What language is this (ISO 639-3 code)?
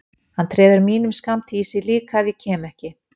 isl